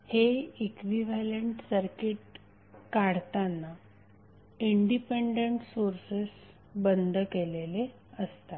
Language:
Marathi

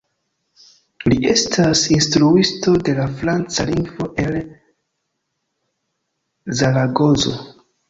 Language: Esperanto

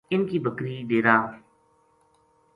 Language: Gujari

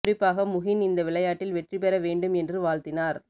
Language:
Tamil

